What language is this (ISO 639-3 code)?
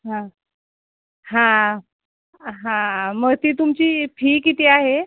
mar